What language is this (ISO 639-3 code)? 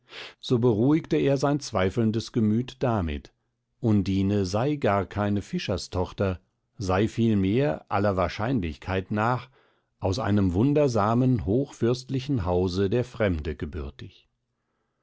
deu